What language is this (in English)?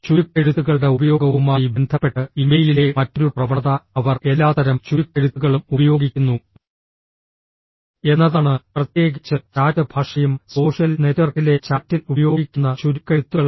Malayalam